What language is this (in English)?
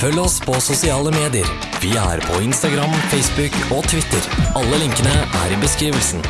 Dutch